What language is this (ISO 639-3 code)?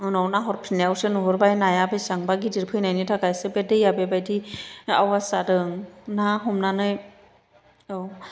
brx